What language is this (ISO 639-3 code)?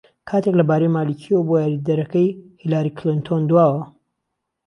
ckb